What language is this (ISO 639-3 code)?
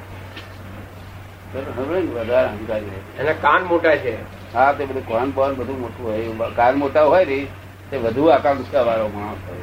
guj